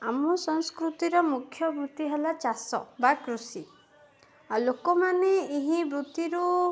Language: Odia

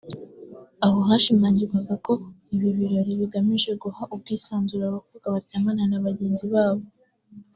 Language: Kinyarwanda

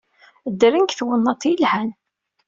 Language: Kabyle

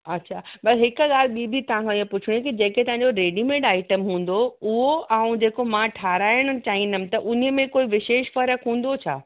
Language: Sindhi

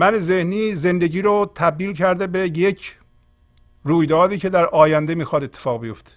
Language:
Persian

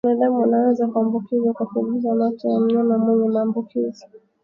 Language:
Swahili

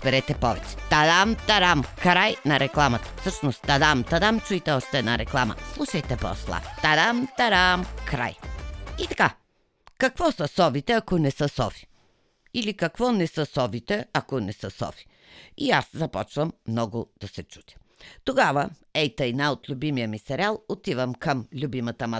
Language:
Bulgarian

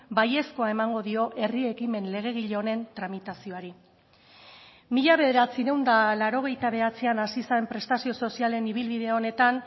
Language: Basque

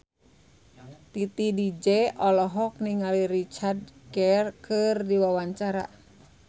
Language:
Sundanese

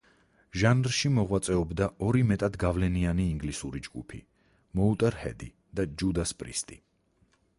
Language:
Georgian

